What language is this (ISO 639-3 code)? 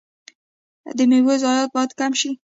pus